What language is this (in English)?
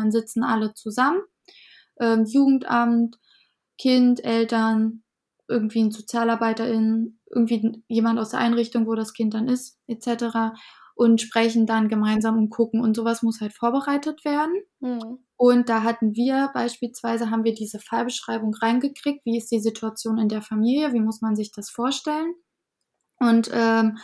German